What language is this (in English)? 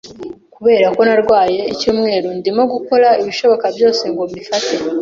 Kinyarwanda